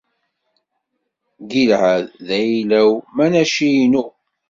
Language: Kabyle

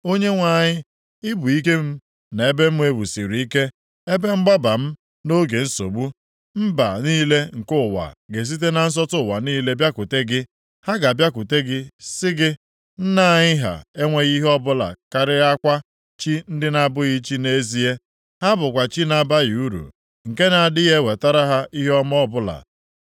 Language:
Igbo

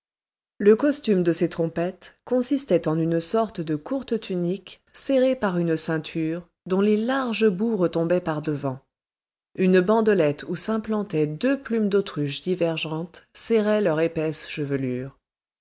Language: French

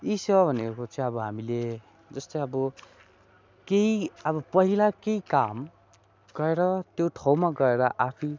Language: Nepali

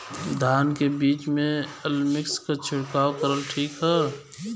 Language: Bhojpuri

